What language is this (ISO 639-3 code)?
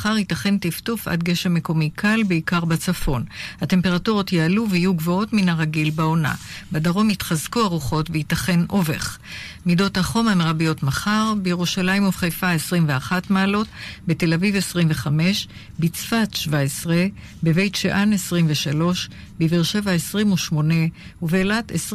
heb